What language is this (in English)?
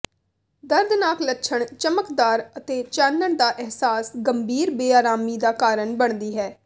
Punjabi